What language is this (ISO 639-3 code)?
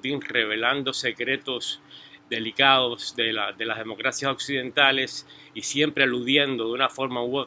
spa